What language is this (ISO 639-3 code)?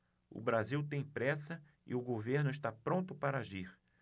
por